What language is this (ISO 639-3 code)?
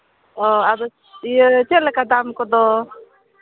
sat